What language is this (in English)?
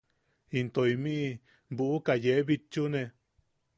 Yaqui